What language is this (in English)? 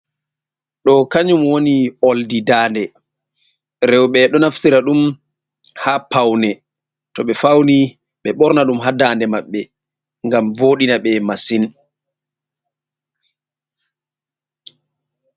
Fula